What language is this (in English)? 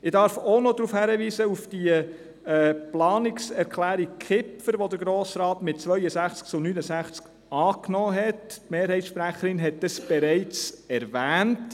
Swiss German